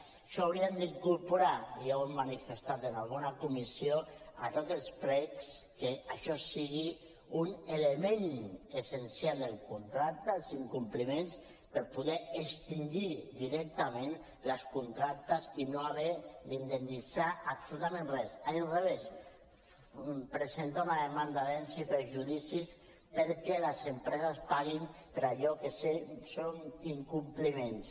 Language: Catalan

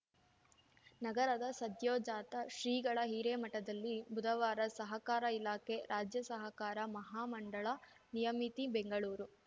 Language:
Kannada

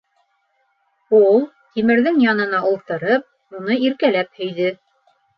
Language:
Bashkir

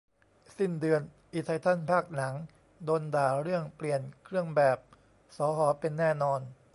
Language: Thai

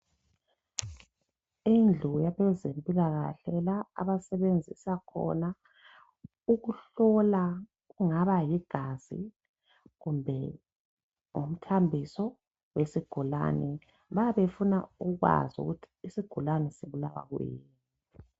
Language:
North Ndebele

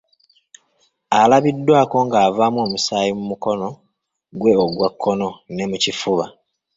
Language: Ganda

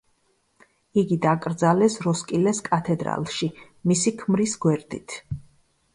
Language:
Georgian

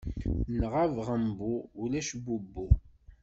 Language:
Kabyle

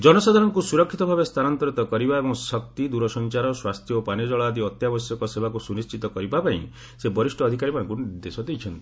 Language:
Odia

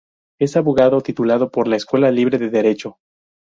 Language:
Spanish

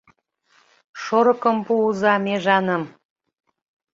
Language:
Mari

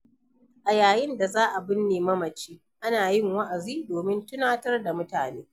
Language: Hausa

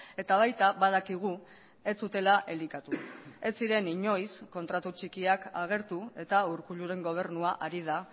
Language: Basque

